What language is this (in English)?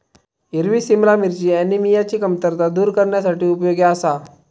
Marathi